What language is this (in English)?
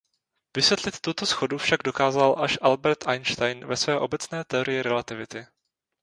Czech